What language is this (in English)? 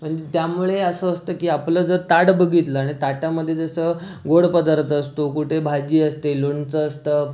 Marathi